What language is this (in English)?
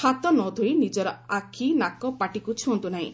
Odia